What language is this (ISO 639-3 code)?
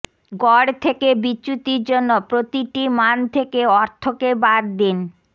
ben